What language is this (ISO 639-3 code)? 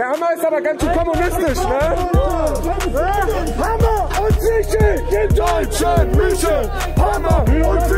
deu